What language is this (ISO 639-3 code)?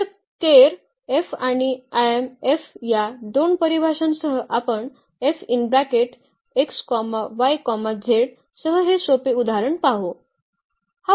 mar